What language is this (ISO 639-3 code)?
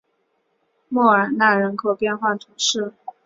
zho